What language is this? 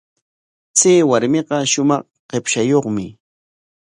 Corongo Ancash Quechua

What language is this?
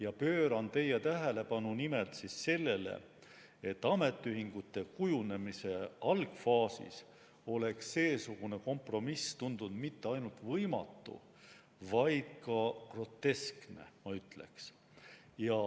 Estonian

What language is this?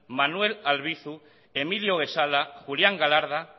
Basque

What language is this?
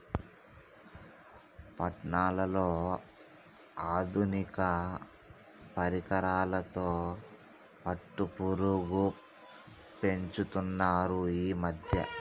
Telugu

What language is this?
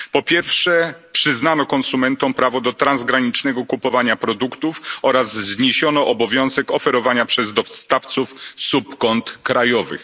Polish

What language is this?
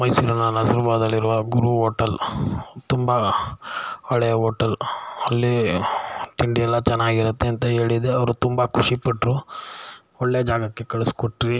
Kannada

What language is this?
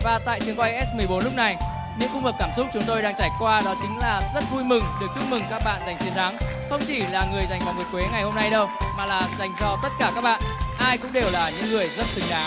Vietnamese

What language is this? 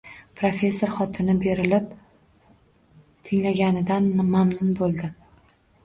Uzbek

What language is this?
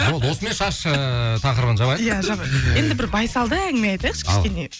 Kazakh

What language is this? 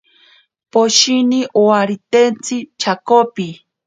Ashéninka Perené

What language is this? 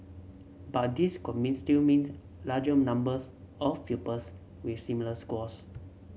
English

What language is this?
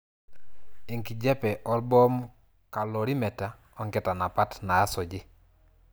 Masai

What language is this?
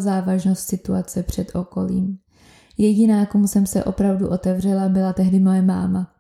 Czech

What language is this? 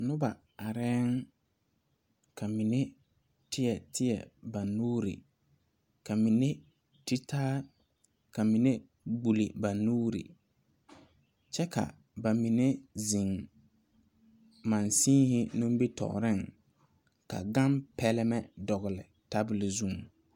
Southern Dagaare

